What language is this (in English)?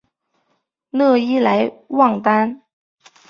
Chinese